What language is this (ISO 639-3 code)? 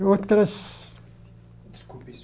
por